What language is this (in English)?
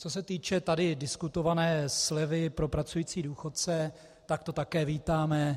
Czech